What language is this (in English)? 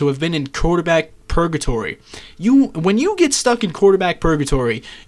English